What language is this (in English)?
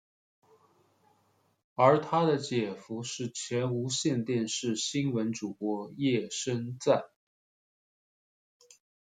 Chinese